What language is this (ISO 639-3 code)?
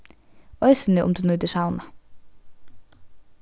fao